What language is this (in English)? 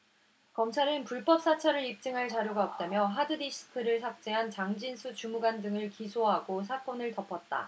Korean